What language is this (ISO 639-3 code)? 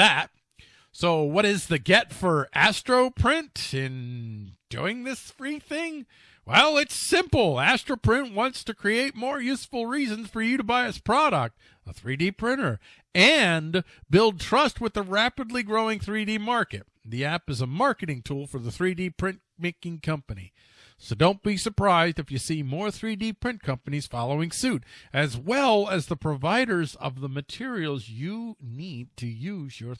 eng